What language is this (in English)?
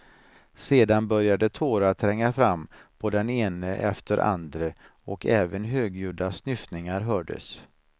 Swedish